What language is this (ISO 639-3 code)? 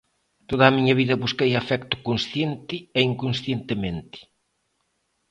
glg